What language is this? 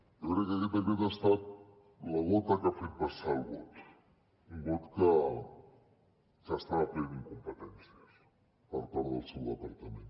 Catalan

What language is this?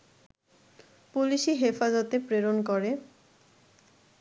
Bangla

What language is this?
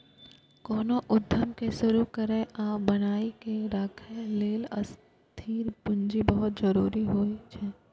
Maithili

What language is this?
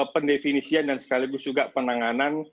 Indonesian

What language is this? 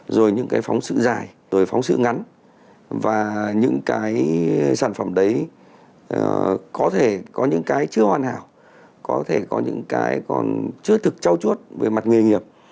Vietnamese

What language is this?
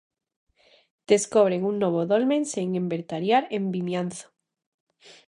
Galician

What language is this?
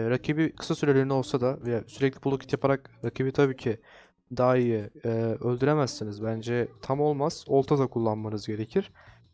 Turkish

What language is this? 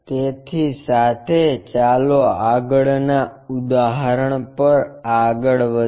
Gujarati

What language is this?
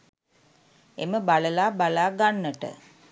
Sinhala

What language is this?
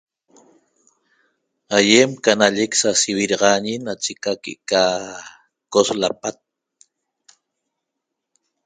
Toba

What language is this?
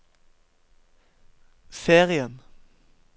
Norwegian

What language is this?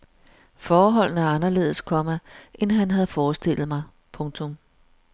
Danish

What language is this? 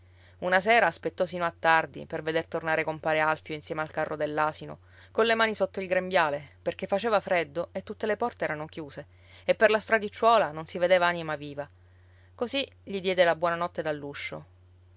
Italian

